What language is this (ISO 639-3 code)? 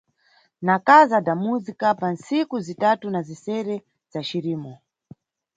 nyu